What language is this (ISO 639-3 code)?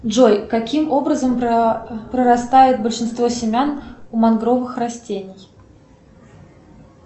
rus